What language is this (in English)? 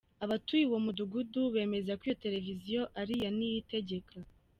Kinyarwanda